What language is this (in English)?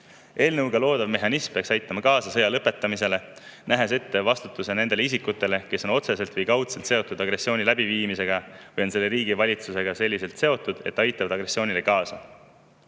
Estonian